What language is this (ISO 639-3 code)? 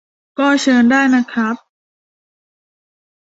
tha